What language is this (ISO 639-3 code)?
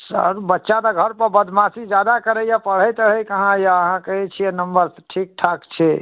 mai